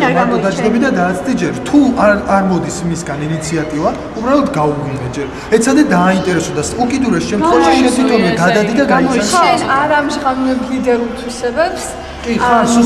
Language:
Romanian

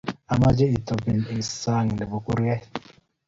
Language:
Kalenjin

